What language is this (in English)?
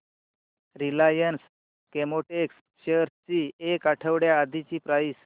Marathi